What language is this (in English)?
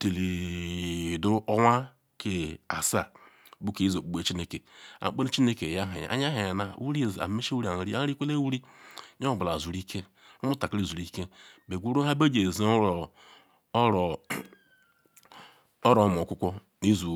Ikwere